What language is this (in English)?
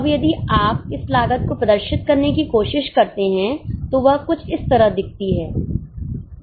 Hindi